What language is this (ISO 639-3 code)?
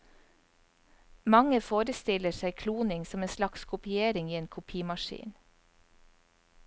nor